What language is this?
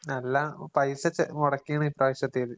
Malayalam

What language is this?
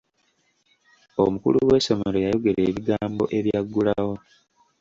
Ganda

